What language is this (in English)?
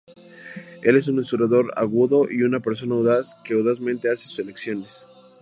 Spanish